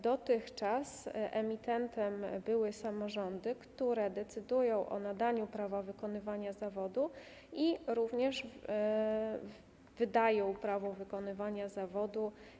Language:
Polish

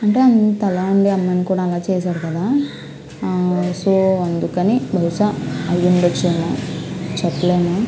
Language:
Telugu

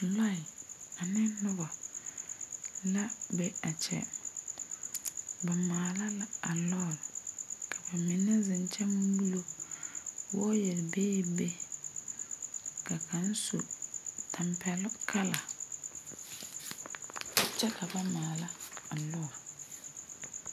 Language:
Southern Dagaare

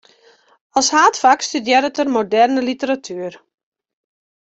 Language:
Western Frisian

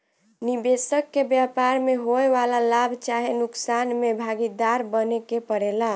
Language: Bhojpuri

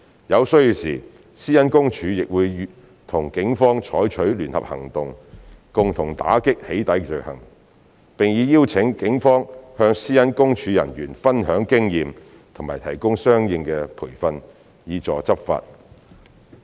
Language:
Cantonese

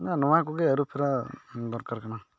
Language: Santali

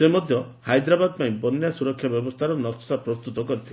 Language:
Odia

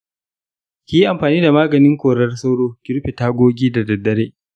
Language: Hausa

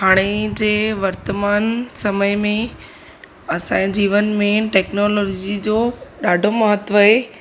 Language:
Sindhi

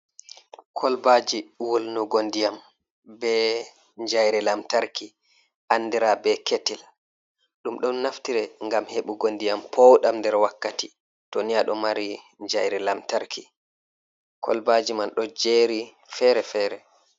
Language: Fula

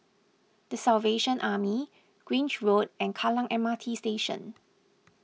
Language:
English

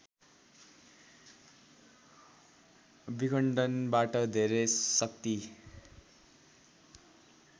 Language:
Nepali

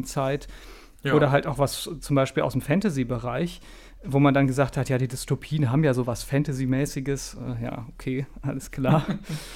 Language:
German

